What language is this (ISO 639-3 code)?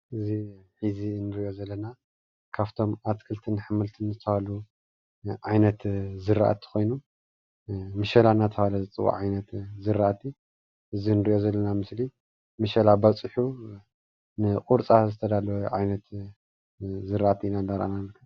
tir